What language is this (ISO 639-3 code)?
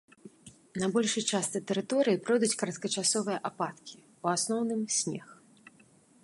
bel